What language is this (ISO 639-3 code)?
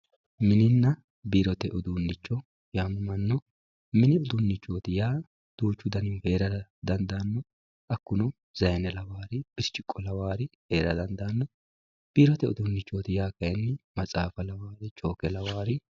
sid